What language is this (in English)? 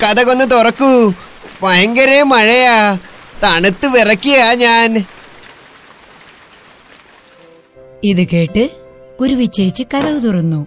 Malayalam